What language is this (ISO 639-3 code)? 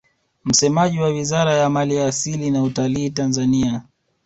swa